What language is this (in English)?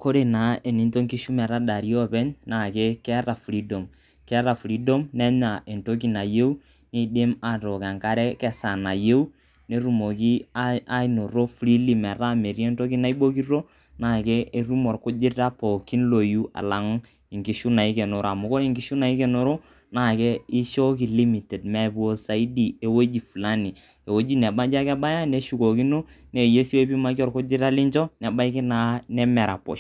Masai